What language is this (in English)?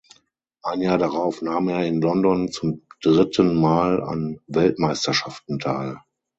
German